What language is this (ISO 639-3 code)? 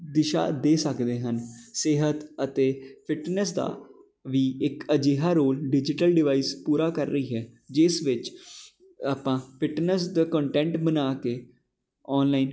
pan